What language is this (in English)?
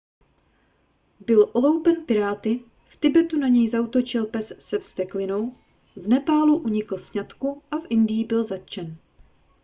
Czech